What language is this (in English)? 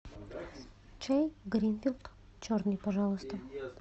Russian